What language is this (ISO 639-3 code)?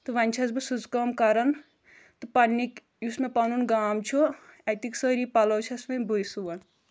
kas